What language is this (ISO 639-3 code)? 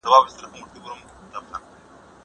pus